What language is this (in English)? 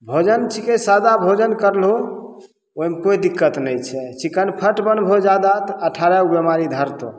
Maithili